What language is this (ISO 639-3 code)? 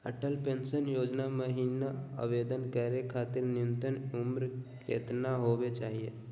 mag